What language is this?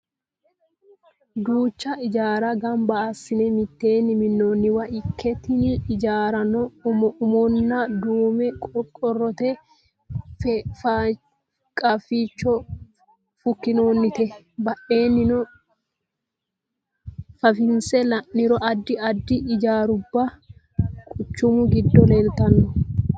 Sidamo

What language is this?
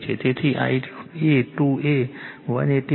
Gujarati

